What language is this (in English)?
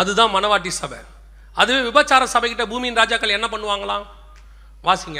Tamil